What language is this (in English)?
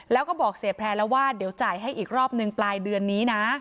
Thai